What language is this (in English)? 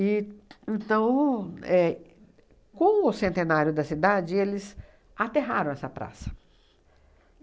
Portuguese